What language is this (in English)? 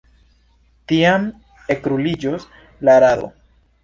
Esperanto